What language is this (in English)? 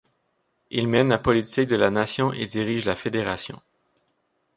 French